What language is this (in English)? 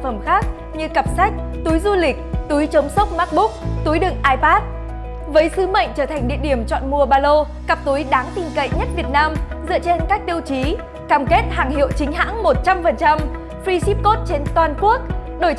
Vietnamese